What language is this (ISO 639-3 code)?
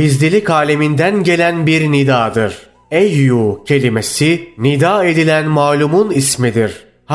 tur